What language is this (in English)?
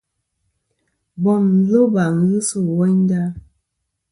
Kom